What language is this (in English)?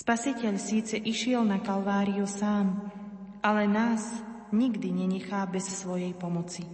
Slovak